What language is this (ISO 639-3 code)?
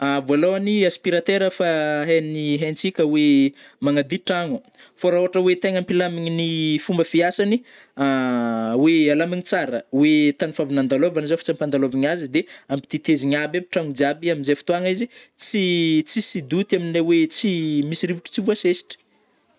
bmm